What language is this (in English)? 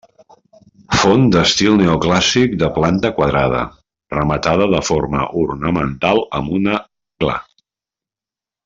Catalan